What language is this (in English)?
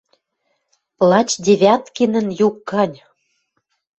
Western Mari